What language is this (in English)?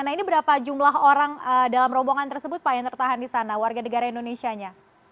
Indonesian